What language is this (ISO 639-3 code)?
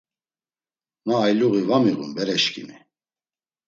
lzz